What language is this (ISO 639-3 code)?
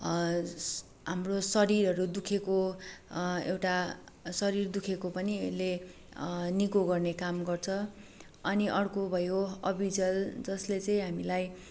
nep